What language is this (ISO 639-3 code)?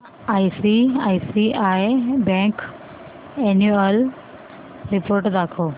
mar